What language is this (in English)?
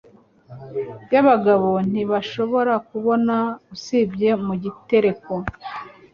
Kinyarwanda